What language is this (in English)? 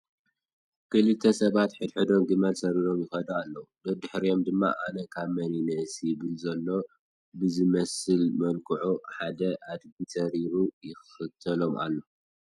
Tigrinya